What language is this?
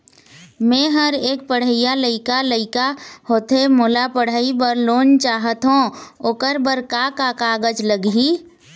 Chhattisgarhi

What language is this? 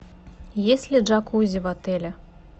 Russian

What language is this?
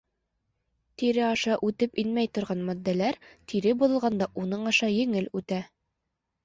Bashkir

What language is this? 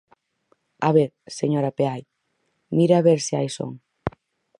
Galician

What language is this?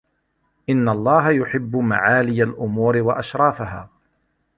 Arabic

